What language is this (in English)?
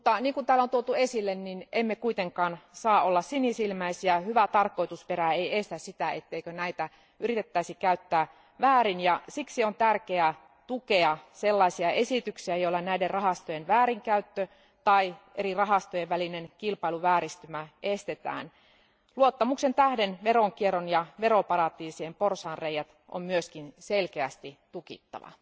Finnish